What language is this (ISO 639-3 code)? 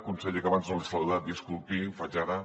cat